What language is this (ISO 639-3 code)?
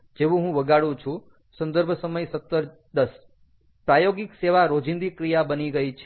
guj